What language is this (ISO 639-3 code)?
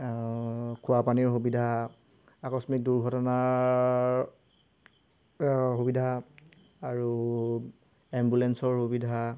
asm